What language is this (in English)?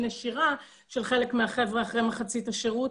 Hebrew